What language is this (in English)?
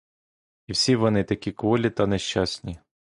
Ukrainian